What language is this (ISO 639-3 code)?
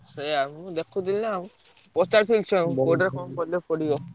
ori